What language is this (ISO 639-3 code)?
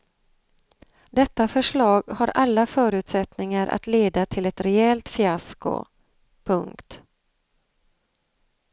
swe